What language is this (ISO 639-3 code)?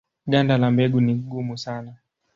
swa